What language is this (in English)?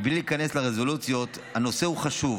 Hebrew